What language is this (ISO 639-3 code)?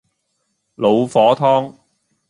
yue